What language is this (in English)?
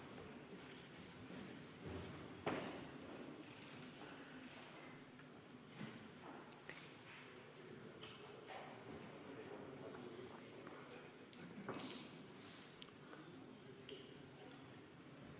Estonian